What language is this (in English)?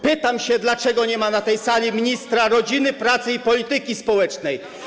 Polish